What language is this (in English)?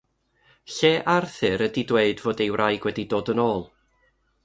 Welsh